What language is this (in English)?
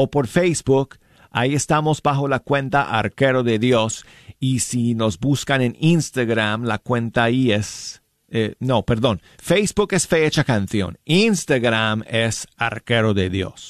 Spanish